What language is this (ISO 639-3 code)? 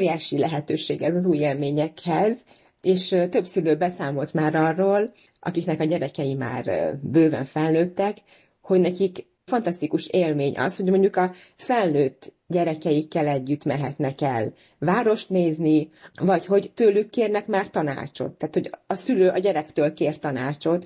hun